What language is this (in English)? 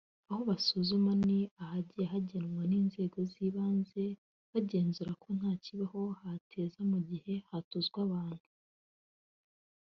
Kinyarwanda